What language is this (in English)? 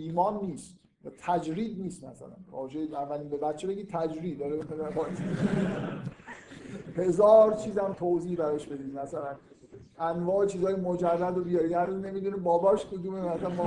Persian